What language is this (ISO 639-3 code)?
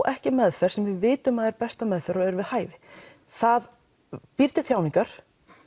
isl